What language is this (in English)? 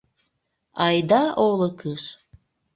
Mari